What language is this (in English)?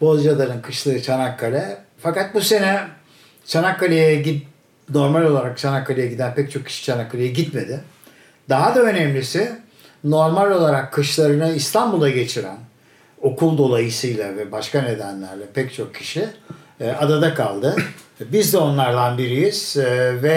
Turkish